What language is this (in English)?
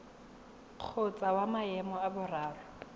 Tswana